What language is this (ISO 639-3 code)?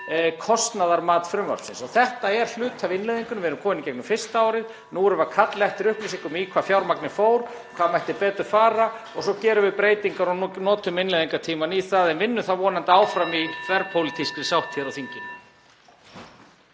isl